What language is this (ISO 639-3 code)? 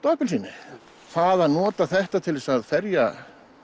isl